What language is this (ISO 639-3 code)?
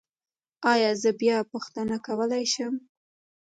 pus